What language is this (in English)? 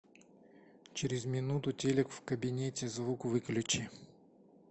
Russian